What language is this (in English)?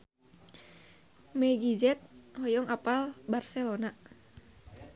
Sundanese